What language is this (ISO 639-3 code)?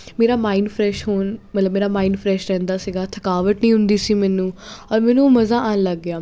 pan